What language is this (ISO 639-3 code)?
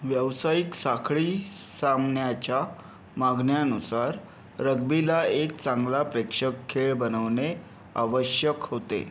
mar